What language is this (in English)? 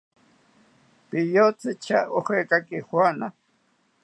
South Ucayali Ashéninka